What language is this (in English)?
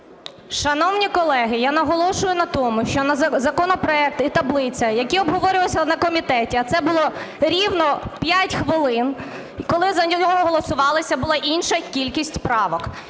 Ukrainian